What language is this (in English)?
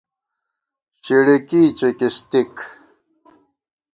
Gawar-Bati